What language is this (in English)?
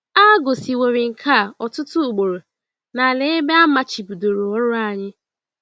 Igbo